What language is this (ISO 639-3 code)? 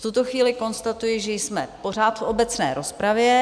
ces